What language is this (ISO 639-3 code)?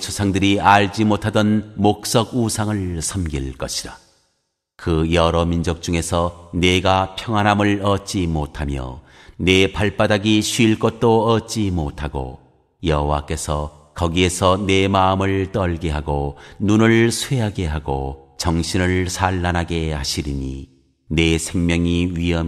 kor